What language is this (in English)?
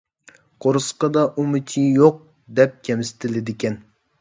Uyghur